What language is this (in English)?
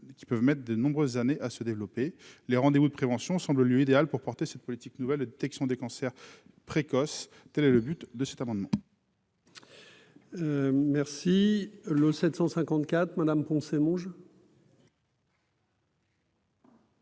French